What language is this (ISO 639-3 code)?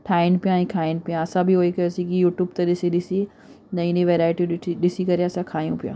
snd